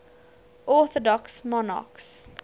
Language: English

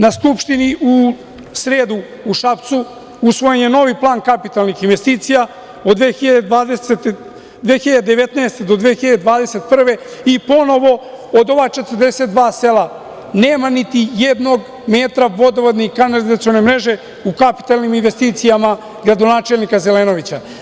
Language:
Serbian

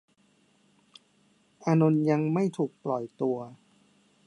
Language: Thai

